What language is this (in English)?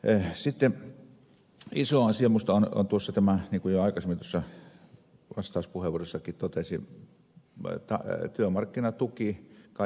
Finnish